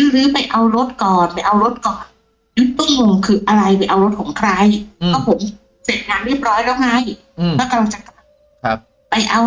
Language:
Thai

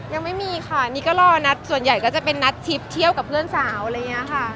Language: Thai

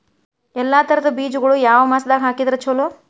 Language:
Kannada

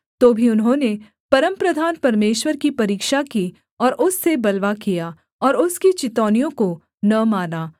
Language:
Hindi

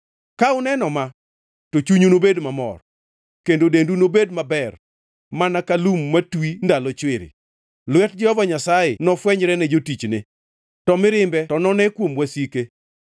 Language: Luo (Kenya and Tanzania)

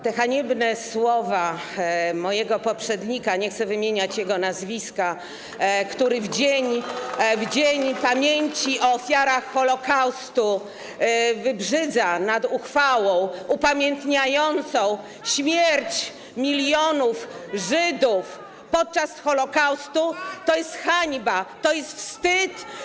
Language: Polish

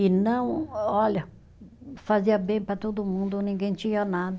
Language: Portuguese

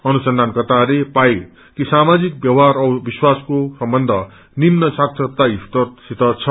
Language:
Nepali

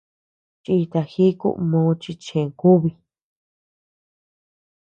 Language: Tepeuxila Cuicatec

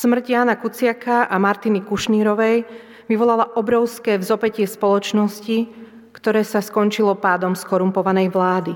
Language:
Slovak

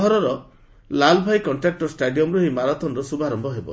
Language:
Odia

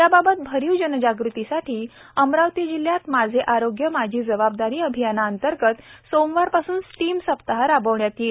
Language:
Marathi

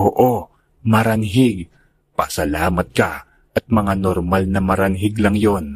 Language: Filipino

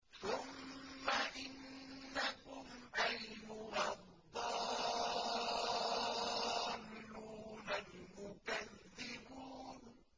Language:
Arabic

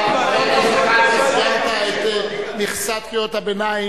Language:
Hebrew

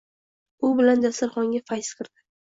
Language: Uzbek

